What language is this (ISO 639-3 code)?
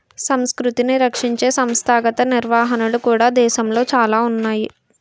tel